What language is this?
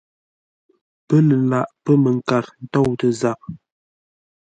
Ngombale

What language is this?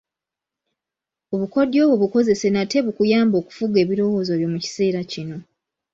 Ganda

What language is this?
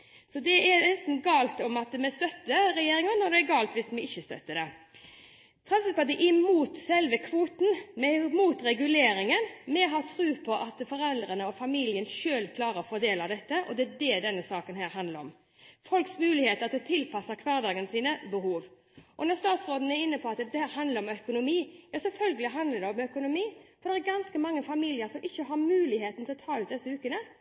Norwegian Bokmål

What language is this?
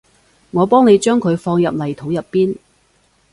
Cantonese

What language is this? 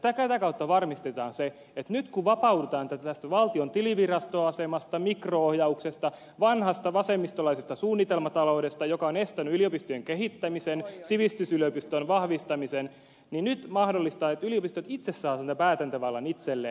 Finnish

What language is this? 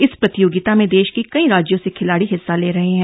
Hindi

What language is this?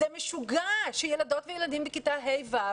Hebrew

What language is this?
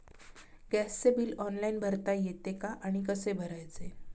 Marathi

